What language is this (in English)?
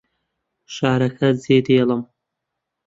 Central Kurdish